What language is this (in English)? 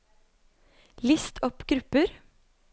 Norwegian